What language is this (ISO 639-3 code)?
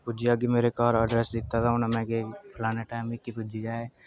doi